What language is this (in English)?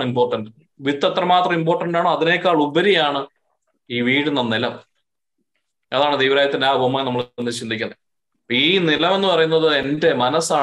Malayalam